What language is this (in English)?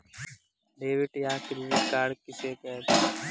Hindi